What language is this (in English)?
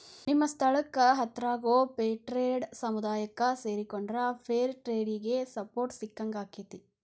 Kannada